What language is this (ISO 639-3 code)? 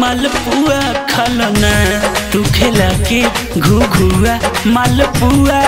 hin